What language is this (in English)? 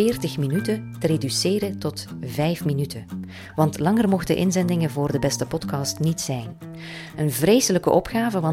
Dutch